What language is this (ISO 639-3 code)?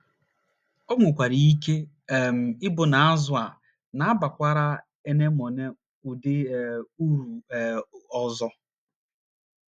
ibo